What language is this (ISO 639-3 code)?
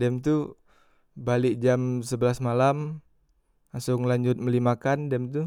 mui